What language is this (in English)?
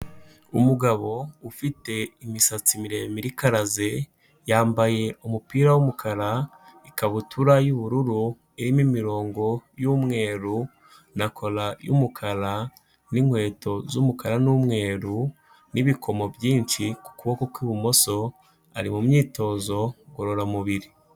Kinyarwanda